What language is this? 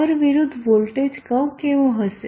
Gujarati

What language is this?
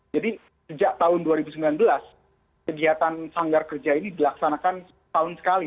Indonesian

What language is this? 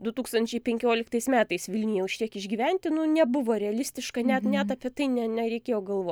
Lithuanian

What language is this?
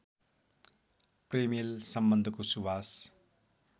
Nepali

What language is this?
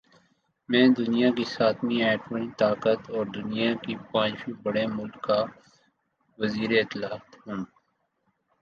Urdu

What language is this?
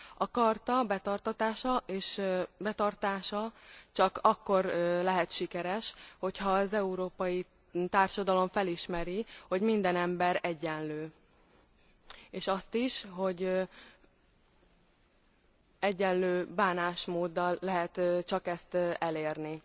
Hungarian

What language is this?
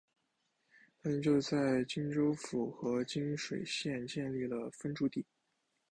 Chinese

